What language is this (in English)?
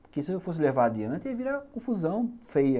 Portuguese